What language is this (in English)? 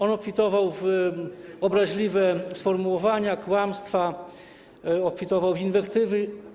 Polish